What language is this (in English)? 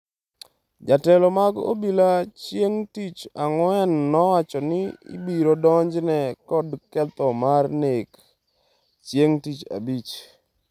Luo (Kenya and Tanzania)